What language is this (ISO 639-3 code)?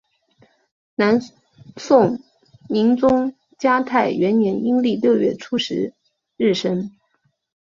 zho